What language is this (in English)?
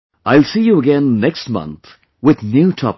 English